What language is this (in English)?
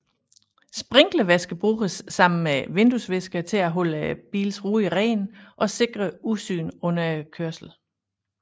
Danish